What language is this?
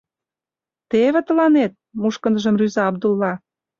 Mari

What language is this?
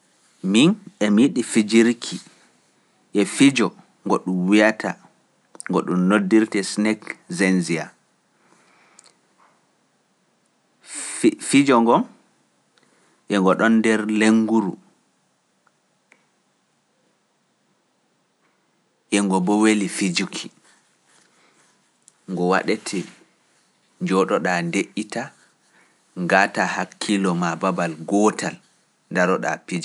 Pular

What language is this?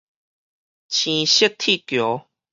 Min Nan Chinese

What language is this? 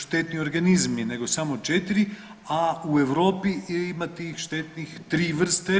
Croatian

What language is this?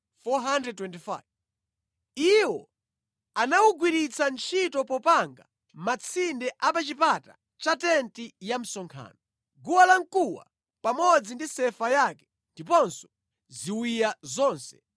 Nyanja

